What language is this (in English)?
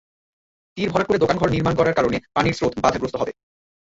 Bangla